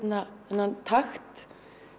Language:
Icelandic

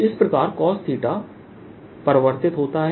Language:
Hindi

